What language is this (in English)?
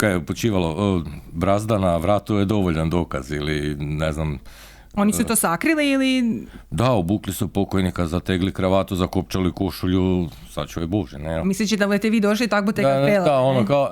Croatian